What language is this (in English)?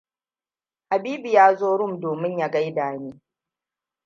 Hausa